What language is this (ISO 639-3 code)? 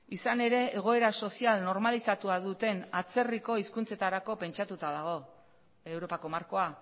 eus